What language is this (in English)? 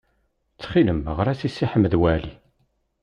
Kabyle